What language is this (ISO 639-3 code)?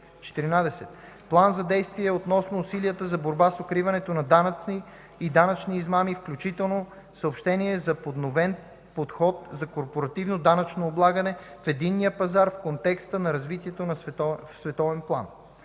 bul